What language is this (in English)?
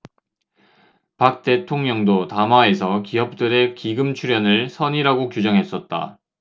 Korean